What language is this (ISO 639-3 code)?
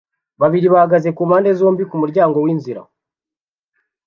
kin